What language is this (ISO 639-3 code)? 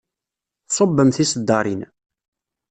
kab